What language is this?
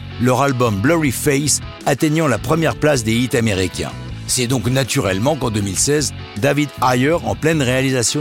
French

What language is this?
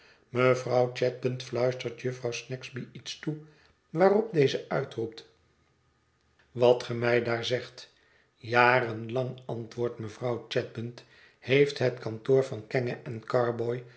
Dutch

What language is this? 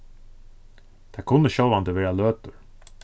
Faroese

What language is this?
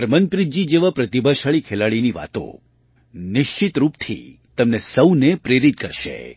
Gujarati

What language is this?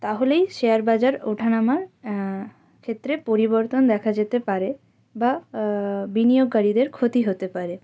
Bangla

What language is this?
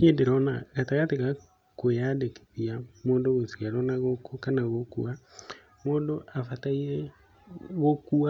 Kikuyu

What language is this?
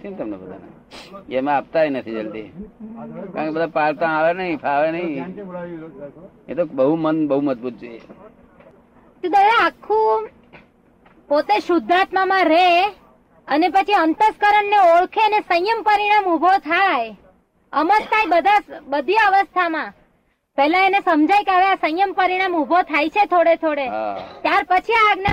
Gujarati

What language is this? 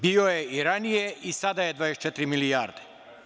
Serbian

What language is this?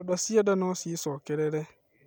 Kikuyu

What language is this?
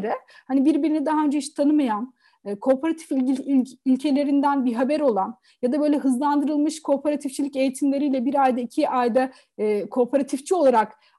Turkish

